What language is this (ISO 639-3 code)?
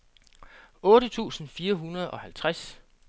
dan